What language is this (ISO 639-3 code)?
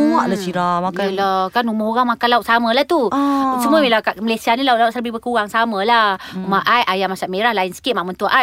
msa